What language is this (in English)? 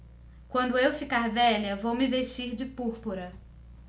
Portuguese